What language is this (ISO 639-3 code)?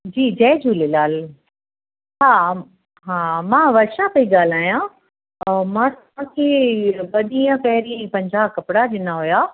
snd